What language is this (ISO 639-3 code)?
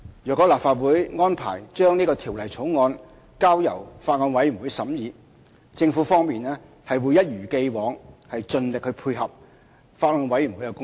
yue